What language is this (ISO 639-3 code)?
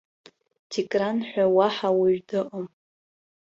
abk